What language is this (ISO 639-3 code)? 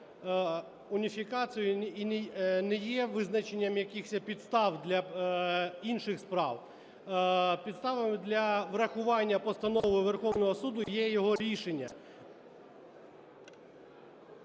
ukr